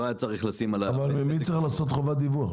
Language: Hebrew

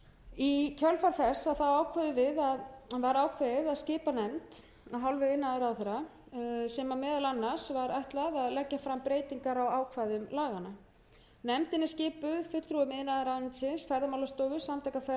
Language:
Icelandic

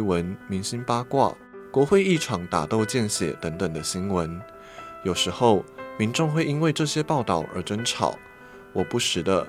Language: Chinese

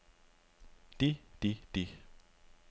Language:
Danish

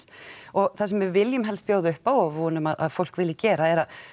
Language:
Icelandic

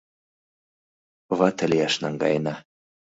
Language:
Mari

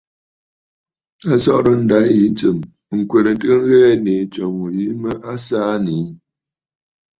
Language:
Bafut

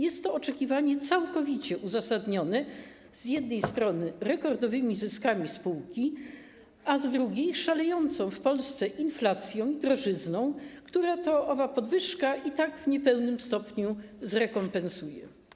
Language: Polish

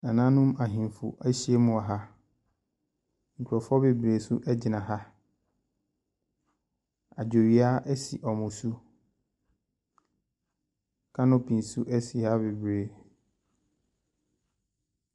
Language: Akan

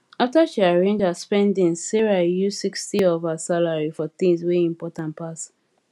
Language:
Nigerian Pidgin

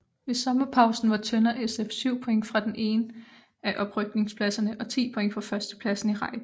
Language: Danish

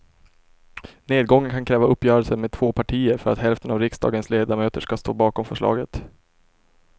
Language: Swedish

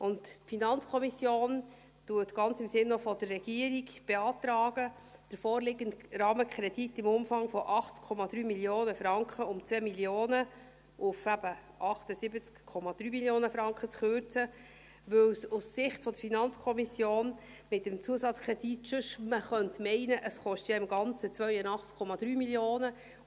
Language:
Swiss German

